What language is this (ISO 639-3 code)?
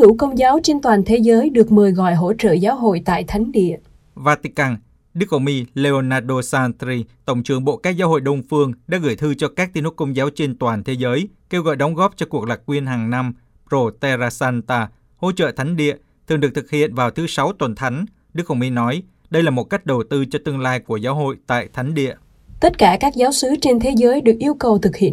vie